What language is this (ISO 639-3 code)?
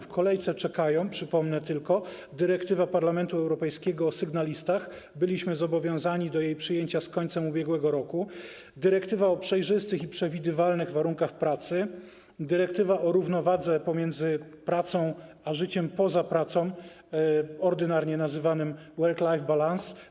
pol